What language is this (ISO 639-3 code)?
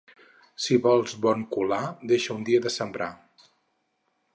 cat